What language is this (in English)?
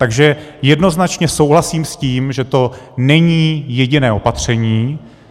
Czech